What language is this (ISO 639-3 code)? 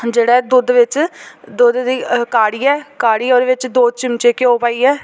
doi